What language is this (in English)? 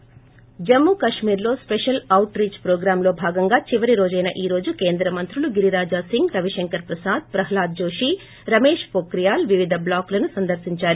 Telugu